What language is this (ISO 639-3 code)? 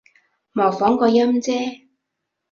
yue